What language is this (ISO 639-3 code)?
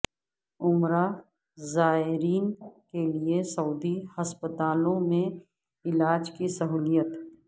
urd